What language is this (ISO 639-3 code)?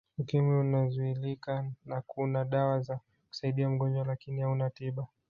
swa